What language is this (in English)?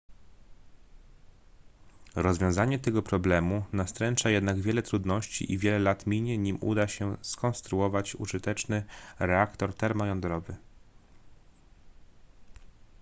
Polish